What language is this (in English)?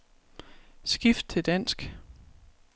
Danish